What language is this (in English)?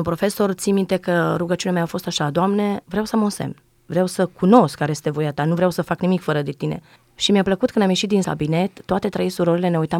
Romanian